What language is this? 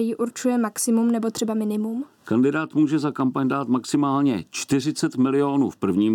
Czech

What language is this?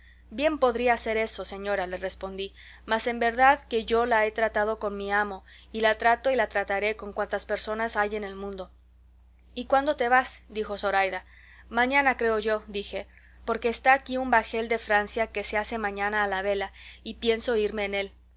Spanish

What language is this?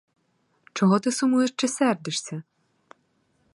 Ukrainian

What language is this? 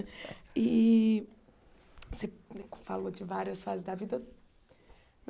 Portuguese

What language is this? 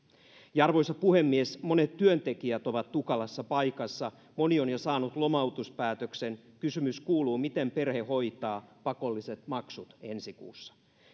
Finnish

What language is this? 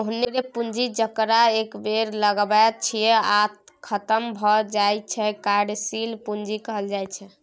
Maithili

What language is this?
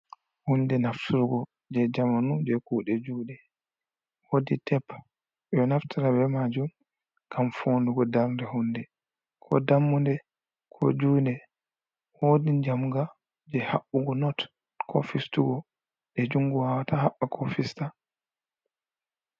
Fula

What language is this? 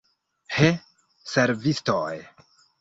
Esperanto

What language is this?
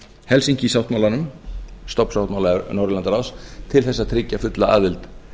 Icelandic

